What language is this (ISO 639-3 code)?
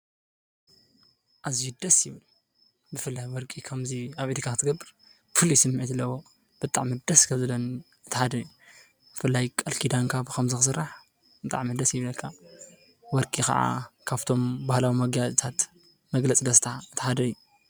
tir